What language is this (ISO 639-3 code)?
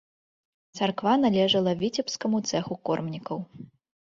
bel